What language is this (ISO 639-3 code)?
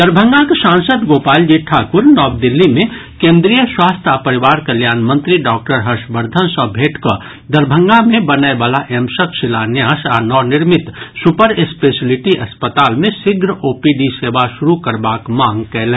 mai